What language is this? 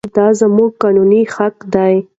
Pashto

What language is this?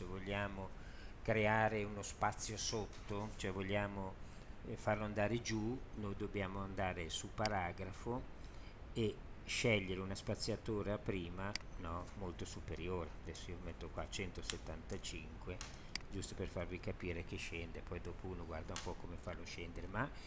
Italian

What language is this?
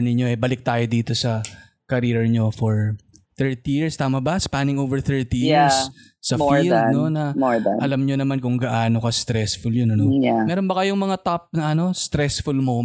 Filipino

